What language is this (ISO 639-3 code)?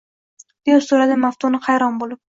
uzb